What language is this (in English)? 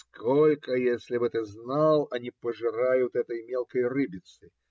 Russian